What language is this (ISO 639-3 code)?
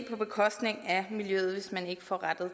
dan